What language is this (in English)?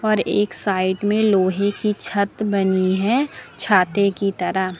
Hindi